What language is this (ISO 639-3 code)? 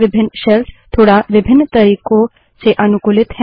hin